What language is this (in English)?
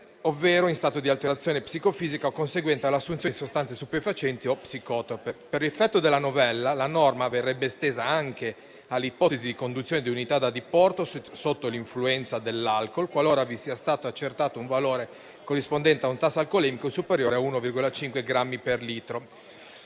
Italian